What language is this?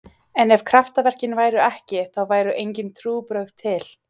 Icelandic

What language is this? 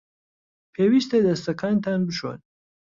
Central Kurdish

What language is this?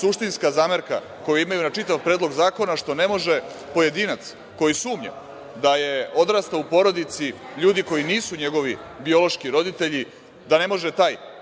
Serbian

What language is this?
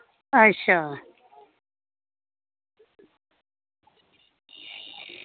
Dogri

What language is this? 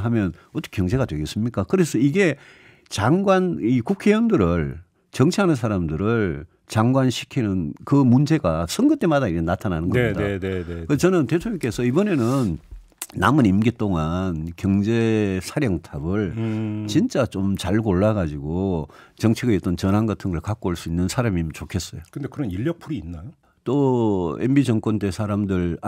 Korean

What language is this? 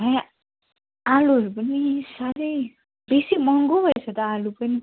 Nepali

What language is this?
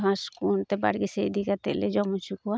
Santali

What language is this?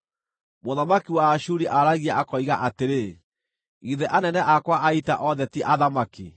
Kikuyu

